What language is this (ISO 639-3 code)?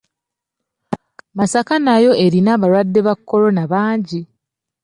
lug